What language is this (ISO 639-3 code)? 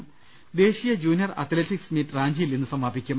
mal